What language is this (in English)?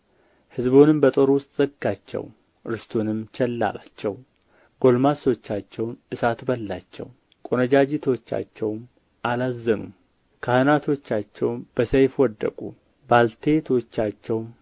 Amharic